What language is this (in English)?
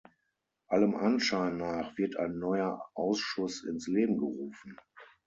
German